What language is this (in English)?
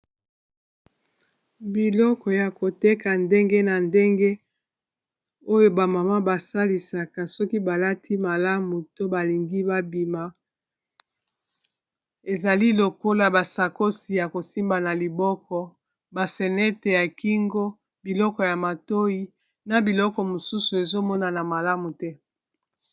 Lingala